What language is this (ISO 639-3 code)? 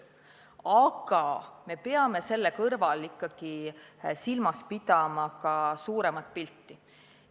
est